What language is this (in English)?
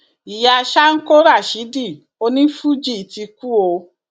Yoruba